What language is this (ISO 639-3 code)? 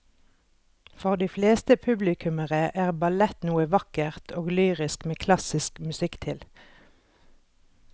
nor